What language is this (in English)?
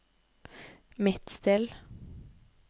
Norwegian